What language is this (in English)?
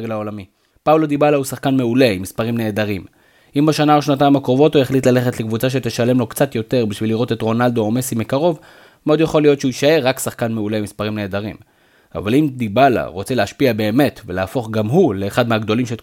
Hebrew